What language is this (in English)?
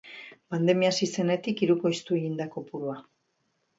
Basque